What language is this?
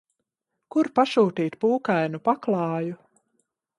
Latvian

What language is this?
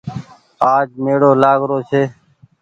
Goaria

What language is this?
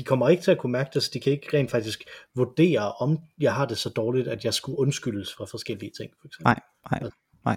Danish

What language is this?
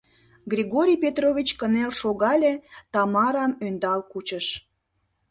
Mari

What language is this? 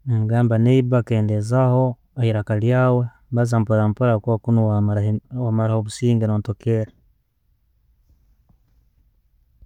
Tooro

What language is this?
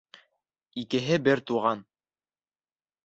Bashkir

